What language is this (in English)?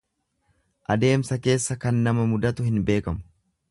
Oromo